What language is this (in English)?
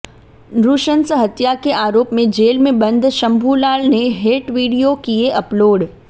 Hindi